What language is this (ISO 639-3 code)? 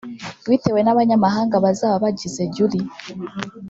kin